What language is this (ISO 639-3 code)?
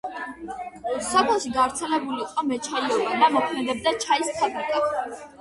kat